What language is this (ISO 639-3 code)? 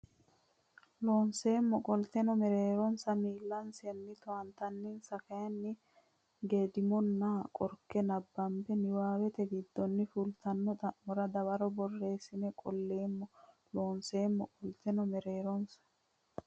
sid